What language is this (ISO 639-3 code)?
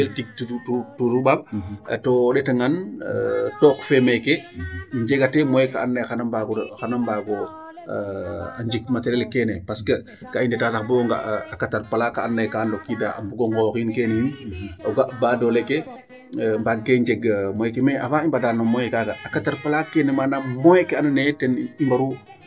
srr